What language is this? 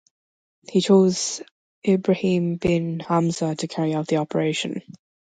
English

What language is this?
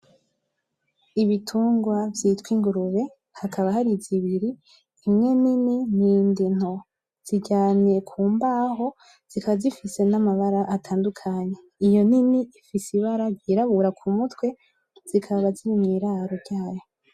Rundi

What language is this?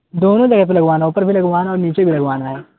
Urdu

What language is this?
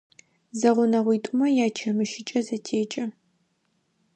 Adyghe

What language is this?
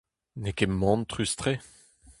Breton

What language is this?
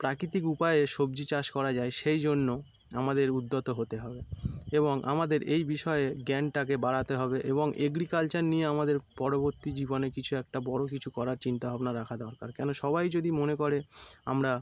Bangla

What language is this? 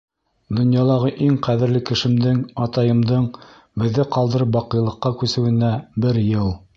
Bashkir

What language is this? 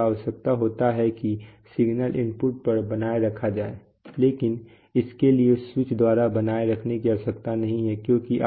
Hindi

